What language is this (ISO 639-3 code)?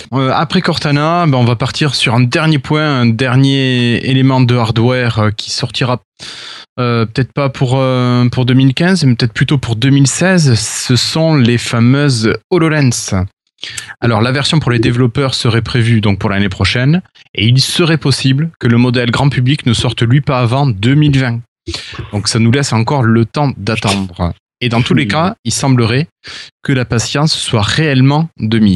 fra